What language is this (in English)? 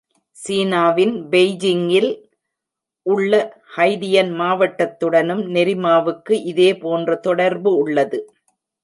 Tamil